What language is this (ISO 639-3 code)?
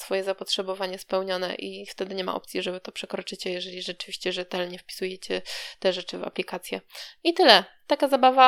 pol